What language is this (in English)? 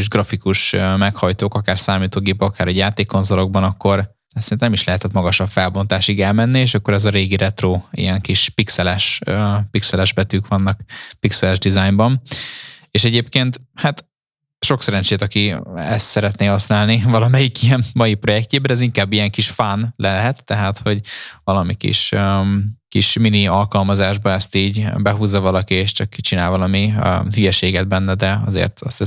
Hungarian